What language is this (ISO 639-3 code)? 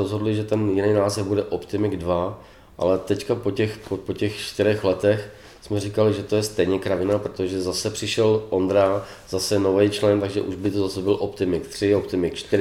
ces